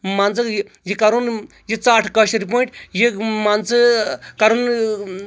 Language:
Kashmiri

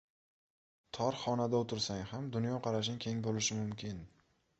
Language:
Uzbek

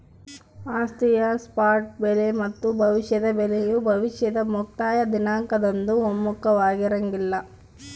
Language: Kannada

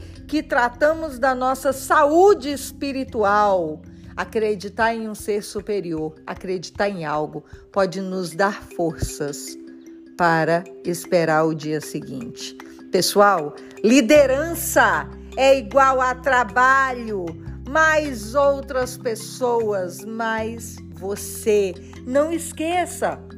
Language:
Portuguese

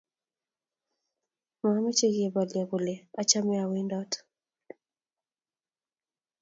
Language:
Kalenjin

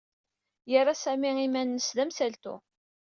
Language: Kabyle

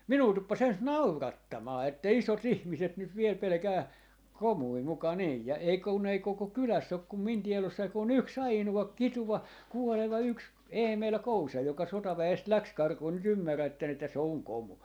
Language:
Finnish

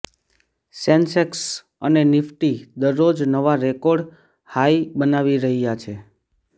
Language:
Gujarati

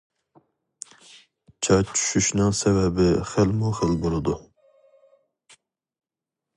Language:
Uyghur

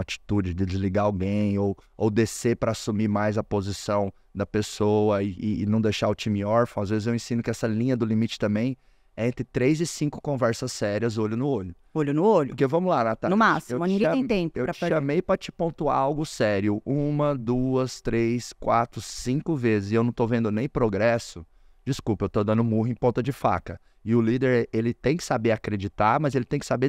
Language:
Portuguese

